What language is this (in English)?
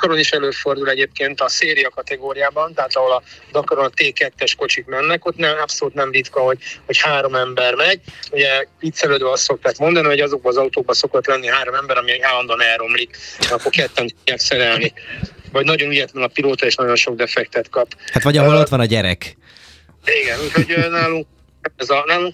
Hungarian